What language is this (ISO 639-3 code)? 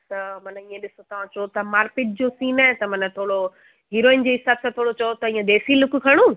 snd